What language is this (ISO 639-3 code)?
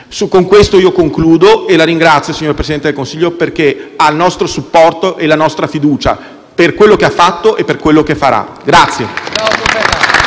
ita